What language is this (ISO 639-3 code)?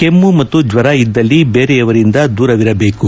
kan